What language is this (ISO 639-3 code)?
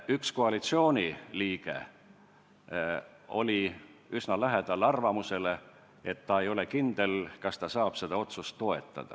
est